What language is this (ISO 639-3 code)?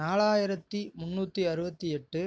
tam